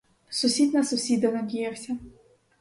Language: Ukrainian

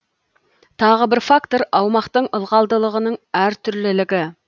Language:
Kazakh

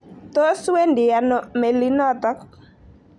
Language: Kalenjin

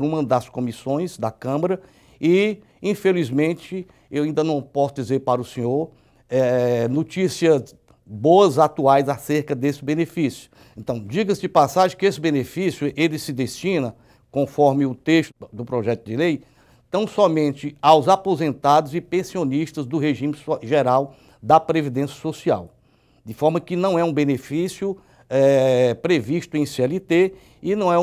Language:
Portuguese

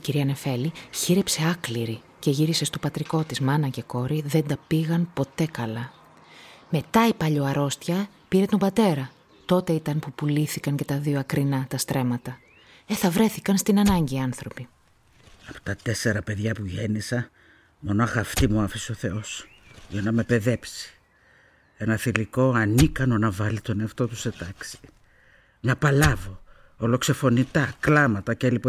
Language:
Greek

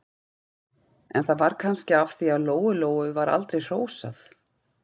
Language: Icelandic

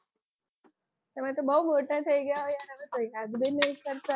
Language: Gujarati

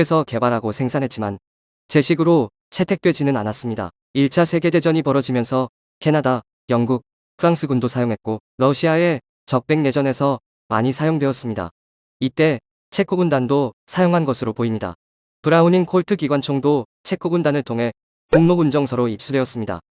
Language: Korean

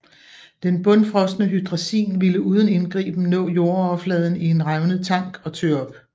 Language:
Danish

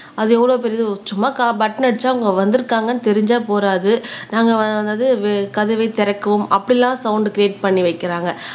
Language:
Tamil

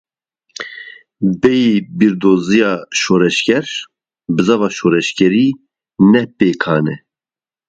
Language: Kurdish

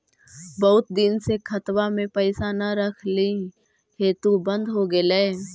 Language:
Magahi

